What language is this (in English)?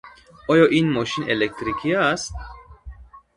Tajik